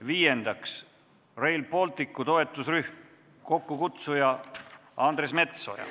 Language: Estonian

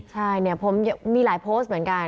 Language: Thai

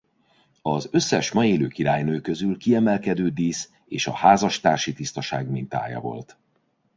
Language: Hungarian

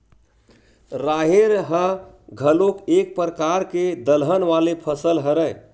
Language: Chhattisgarhi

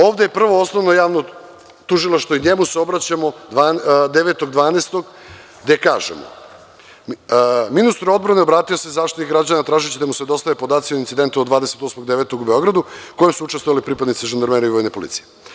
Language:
Serbian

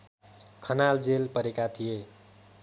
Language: Nepali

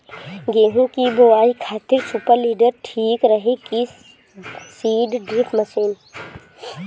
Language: Bhojpuri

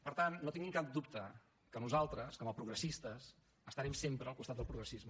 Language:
Catalan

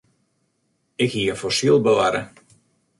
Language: Western Frisian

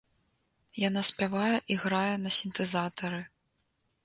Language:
Belarusian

